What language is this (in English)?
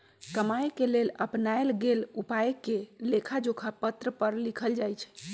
Magahi